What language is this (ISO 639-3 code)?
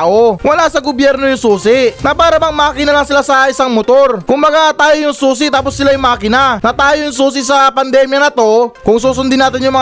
fil